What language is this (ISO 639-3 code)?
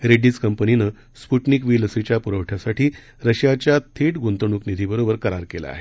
mar